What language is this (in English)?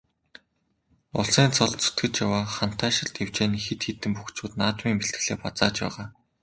Mongolian